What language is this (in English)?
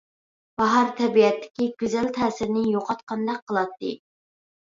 Uyghur